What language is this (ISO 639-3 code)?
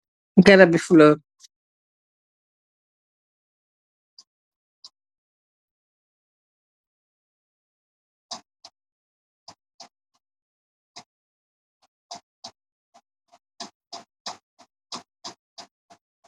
wol